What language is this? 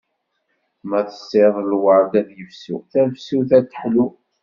Kabyle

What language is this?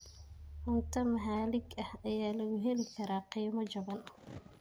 Somali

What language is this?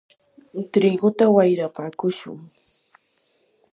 Yanahuanca Pasco Quechua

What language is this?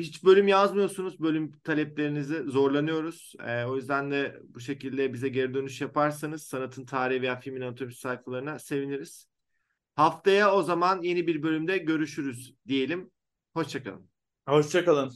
Turkish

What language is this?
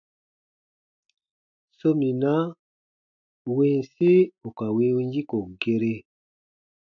Baatonum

